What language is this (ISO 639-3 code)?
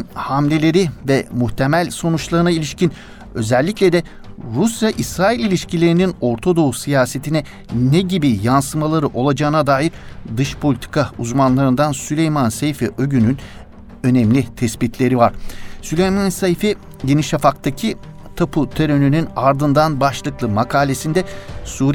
tur